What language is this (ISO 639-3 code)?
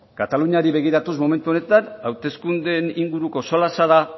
eus